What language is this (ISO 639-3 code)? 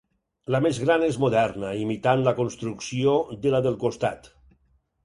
cat